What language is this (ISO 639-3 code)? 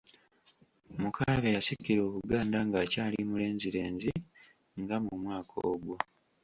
lug